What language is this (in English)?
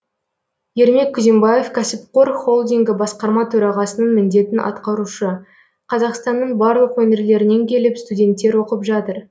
Kazakh